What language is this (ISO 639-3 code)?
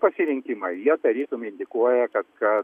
lit